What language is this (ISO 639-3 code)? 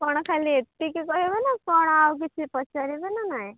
ori